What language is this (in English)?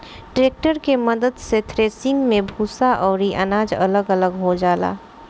Bhojpuri